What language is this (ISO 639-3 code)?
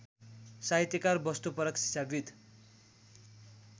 nep